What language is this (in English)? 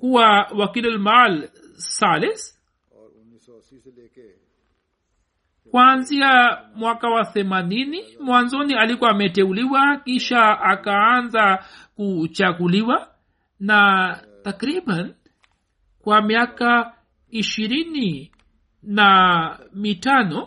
Swahili